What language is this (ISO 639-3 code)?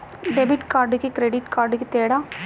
tel